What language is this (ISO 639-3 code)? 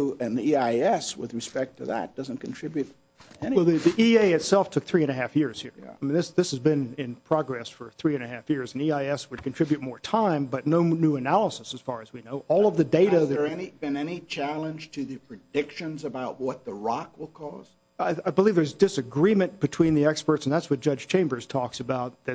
eng